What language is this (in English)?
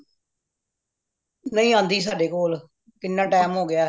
Punjabi